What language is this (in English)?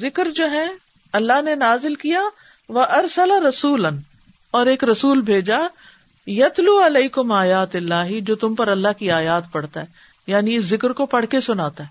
Urdu